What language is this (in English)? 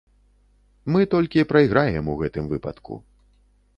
Belarusian